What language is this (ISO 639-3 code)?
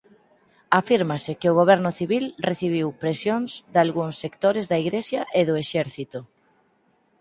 glg